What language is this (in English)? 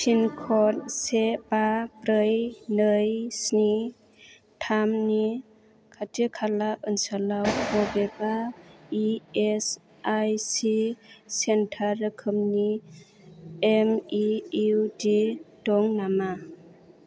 Bodo